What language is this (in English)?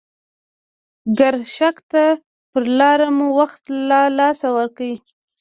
Pashto